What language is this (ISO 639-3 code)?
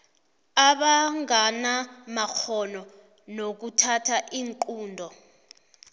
nbl